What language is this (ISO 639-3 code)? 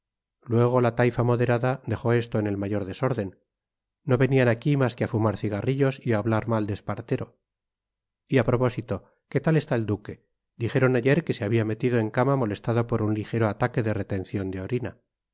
spa